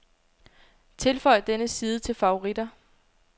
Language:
Danish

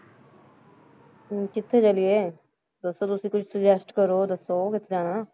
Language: Punjabi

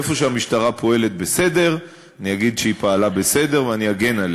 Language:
Hebrew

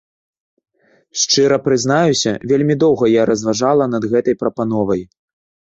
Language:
Belarusian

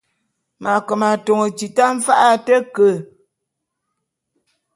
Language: Bulu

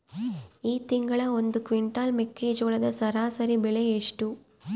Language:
Kannada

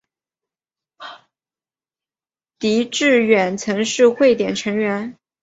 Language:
Chinese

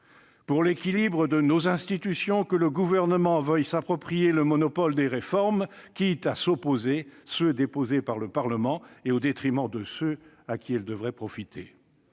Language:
French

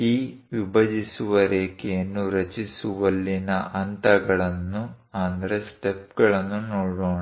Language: Kannada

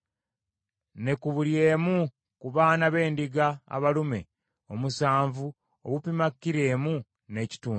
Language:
Ganda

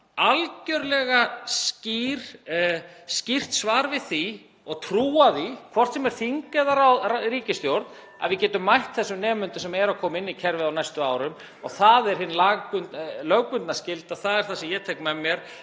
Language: Icelandic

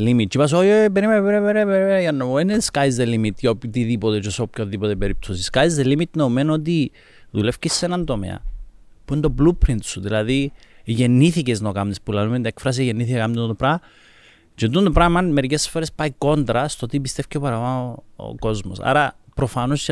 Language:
Greek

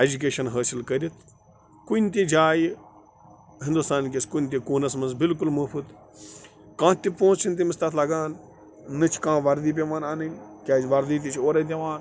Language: Kashmiri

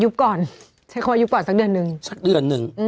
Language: Thai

